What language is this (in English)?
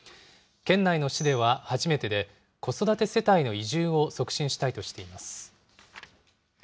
Japanese